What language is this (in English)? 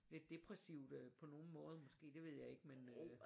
Danish